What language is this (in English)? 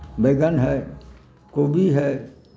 Maithili